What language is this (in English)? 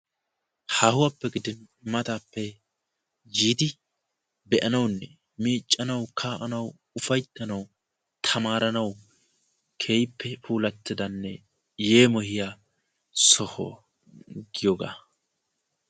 Wolaytta